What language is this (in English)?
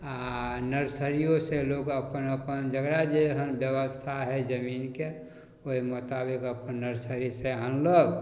Maithili